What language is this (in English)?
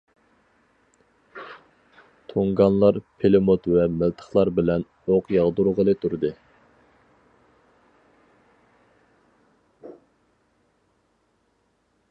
Uyghur